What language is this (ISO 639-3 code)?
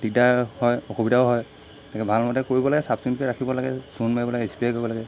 asm